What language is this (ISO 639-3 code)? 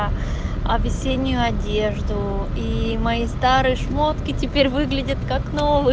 rus